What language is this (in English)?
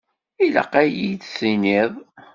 Kabyle